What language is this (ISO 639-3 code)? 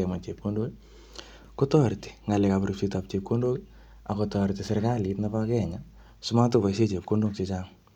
kln